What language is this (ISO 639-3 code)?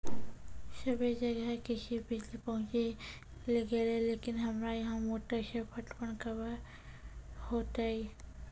mai